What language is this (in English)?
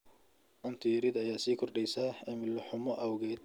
Somali